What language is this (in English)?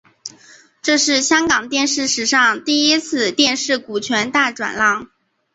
Chinese